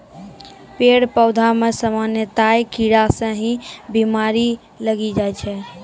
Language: Maithili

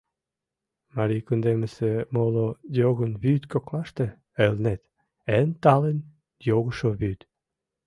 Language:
Mari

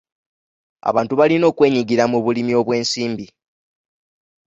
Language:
Ganda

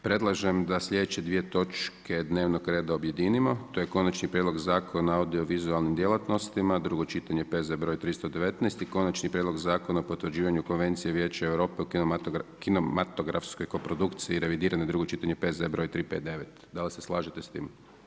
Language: Croatian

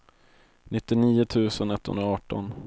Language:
Swedish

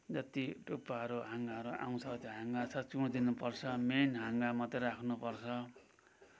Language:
Nepali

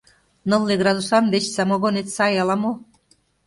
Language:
Mari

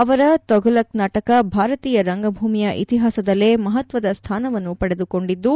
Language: Kannada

